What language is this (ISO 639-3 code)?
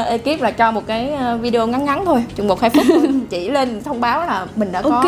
vie